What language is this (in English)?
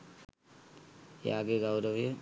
Sinhala